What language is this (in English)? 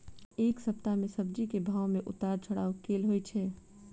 Maithili